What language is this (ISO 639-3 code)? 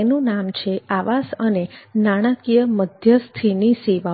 guj